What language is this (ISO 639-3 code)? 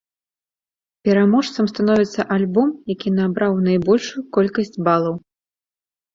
bel